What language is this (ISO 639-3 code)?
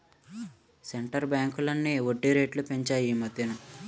tel